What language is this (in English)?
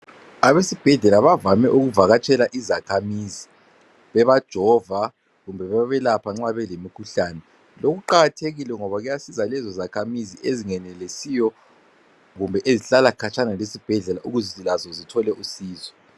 North Ndebele